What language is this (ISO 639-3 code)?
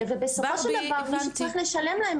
heb